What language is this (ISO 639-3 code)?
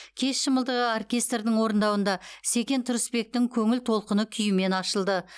kaz